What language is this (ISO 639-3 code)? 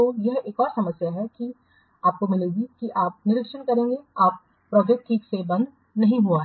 hin